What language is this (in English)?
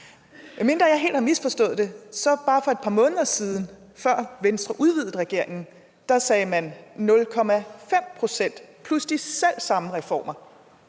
Danish